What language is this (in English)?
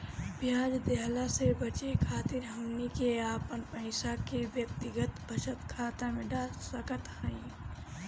Bhojpuri